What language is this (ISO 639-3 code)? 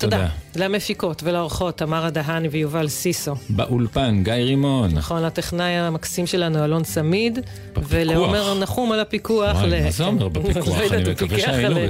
heb